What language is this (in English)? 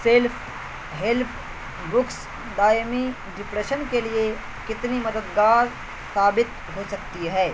Urdu